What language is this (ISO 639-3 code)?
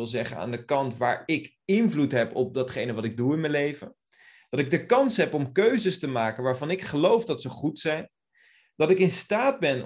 nld